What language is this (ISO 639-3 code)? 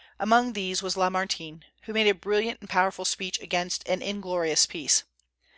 eng